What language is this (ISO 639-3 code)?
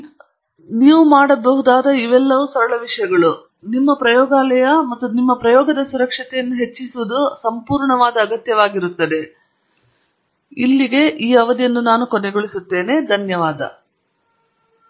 kan